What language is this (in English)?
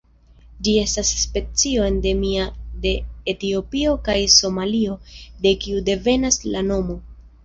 Esperanto